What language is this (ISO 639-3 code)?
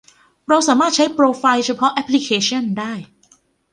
tha